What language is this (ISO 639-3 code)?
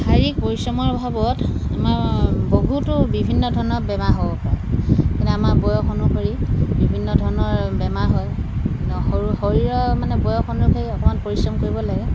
asm